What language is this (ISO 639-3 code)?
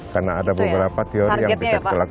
ind